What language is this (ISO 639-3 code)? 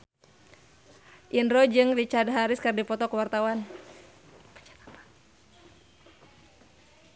sun